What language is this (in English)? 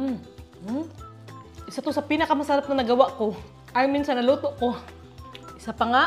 Filipino